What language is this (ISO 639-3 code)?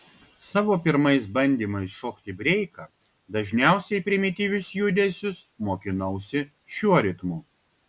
lit